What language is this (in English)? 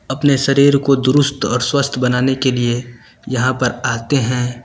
Hindi